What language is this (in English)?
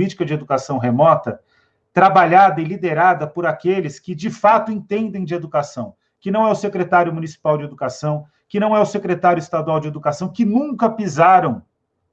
Portuguese